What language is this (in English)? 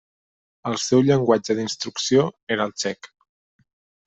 Catalan